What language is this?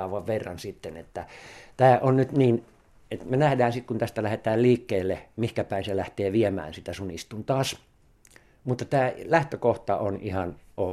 Finnish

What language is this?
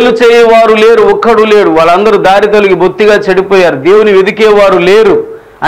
Telugu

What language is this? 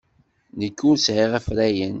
Kabyle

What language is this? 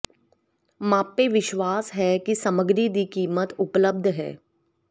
Punjabi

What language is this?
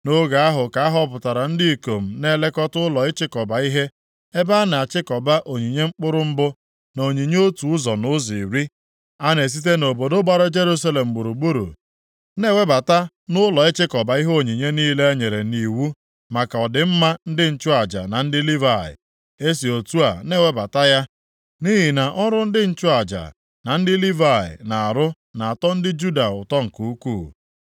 Igbo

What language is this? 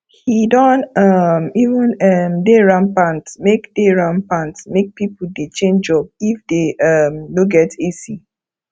Nigerian Pidgin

